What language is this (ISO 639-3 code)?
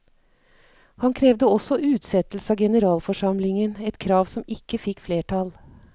nor